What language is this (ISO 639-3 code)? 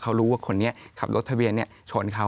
tha